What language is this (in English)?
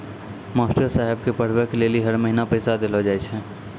Maithili